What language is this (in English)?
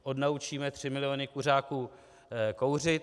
Czech